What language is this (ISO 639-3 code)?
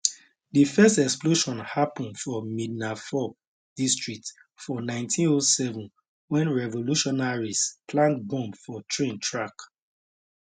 pcm